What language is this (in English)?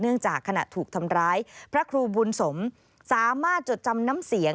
Thai